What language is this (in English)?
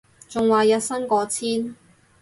Cantonese